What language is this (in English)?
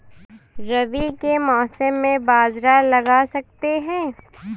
Hindi